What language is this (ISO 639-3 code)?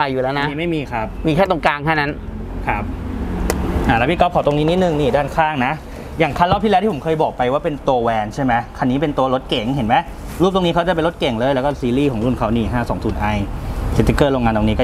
tha